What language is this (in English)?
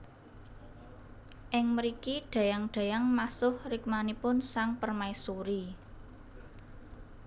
Javanese